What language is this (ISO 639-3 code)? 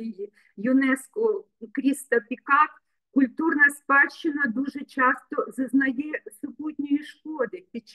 ukr